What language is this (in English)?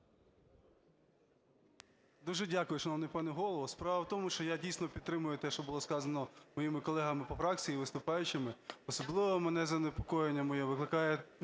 Ukrainian